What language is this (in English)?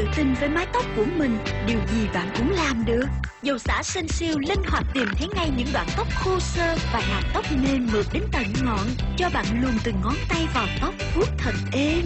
Vietnamese